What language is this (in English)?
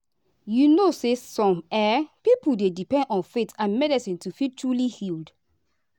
Nigerian Pidgin